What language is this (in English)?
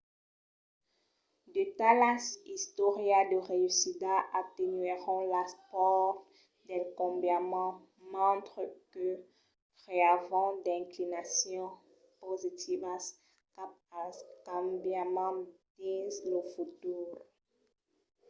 Occitan